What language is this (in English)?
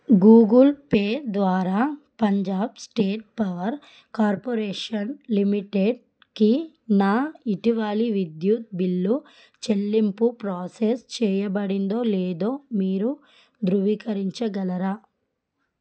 Telugu